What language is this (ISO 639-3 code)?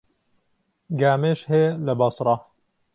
ckb